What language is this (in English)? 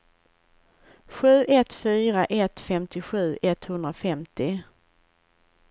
Swedish